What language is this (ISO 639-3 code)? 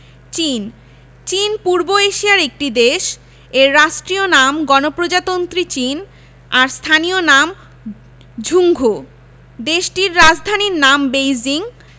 ben